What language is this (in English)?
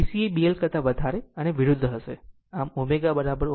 Gujarati